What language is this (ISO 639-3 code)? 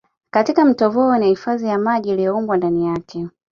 swa